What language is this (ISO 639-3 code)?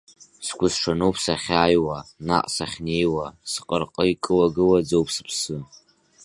abk